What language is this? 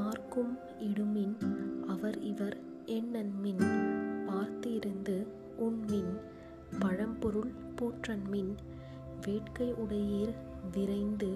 Tamil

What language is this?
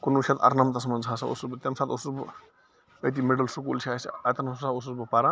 Kashmiri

